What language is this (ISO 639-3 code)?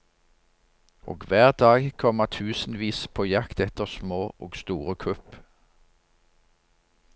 nor